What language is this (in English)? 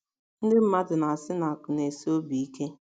Igbo